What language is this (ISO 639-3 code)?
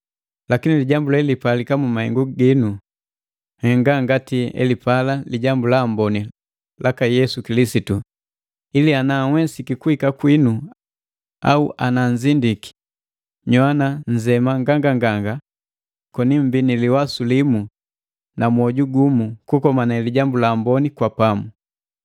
mgv